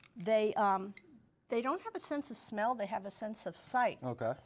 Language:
English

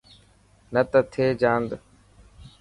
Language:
Dhatki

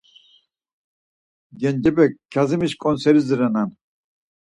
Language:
Laz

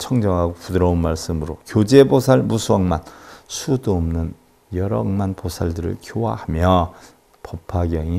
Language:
Korean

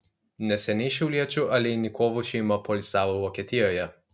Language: Lithuanian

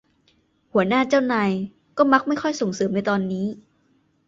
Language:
Thai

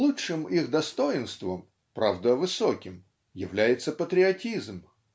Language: Russian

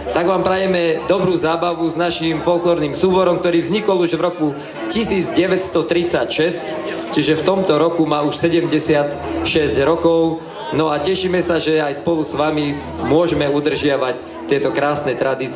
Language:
Romanian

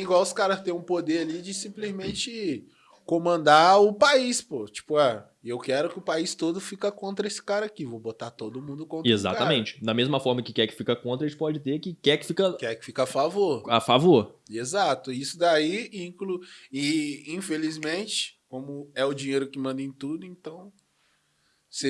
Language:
Portuguese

